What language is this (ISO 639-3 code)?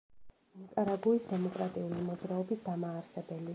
kat